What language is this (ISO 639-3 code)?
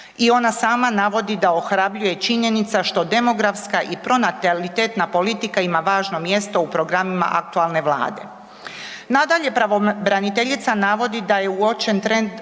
hrv